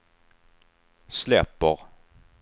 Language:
Swedish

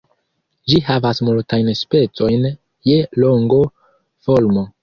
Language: Esperanto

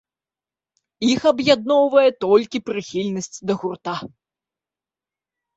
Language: Belarusian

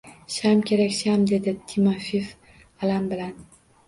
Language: Uzbek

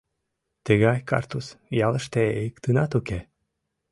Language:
Mari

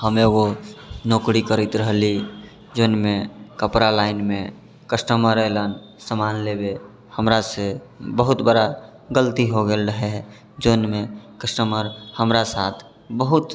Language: Maithili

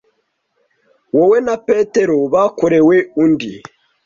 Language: Kinyarwanda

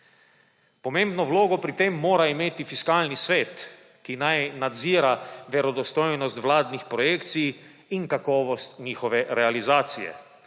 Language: Slovenian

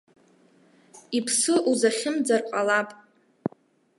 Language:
Abkhazian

